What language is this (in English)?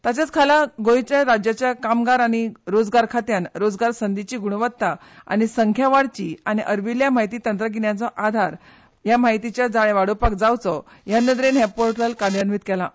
Konkani